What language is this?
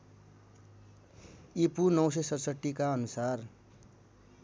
Nepali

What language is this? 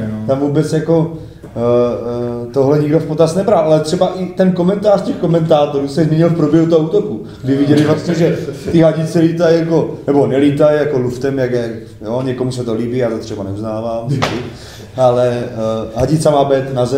Czech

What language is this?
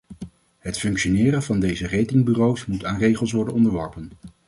Dutch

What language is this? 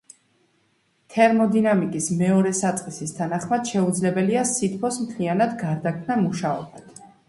Georgian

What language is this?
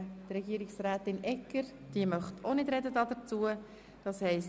Swiss German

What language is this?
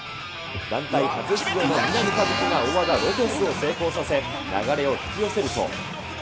Japanese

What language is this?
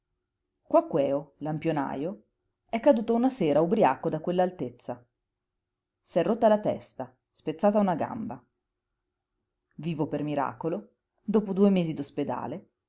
Italian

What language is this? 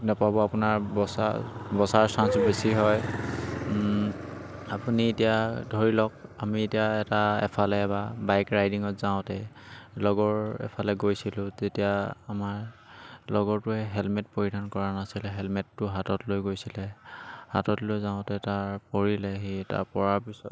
Assamese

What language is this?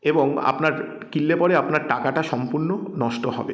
Bangla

